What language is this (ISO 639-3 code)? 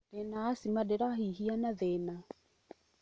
kik